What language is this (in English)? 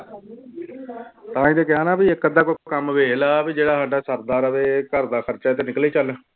Punjabi